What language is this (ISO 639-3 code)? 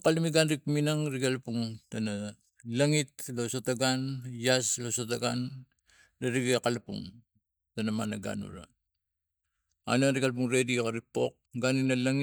tgc